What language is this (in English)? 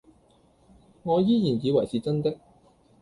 Cantonese